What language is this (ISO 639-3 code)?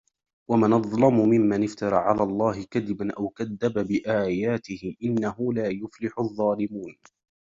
ara